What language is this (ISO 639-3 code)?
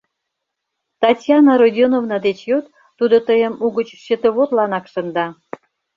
chm